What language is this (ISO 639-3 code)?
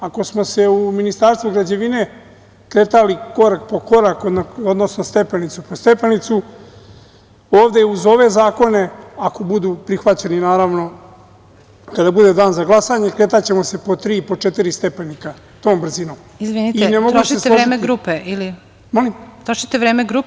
srp